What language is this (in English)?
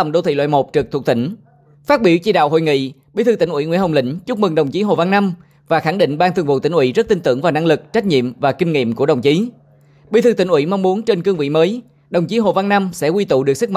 Vietnamese